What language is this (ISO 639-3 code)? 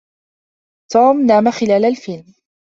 ara